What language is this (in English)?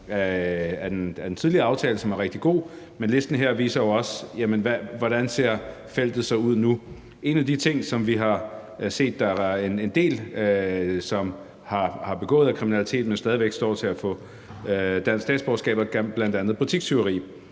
Danish